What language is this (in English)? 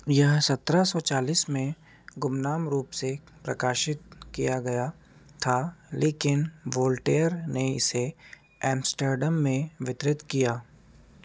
Hindi